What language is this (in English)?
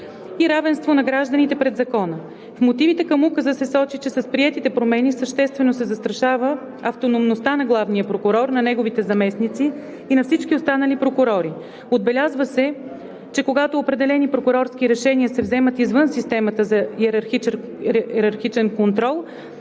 Bulgarian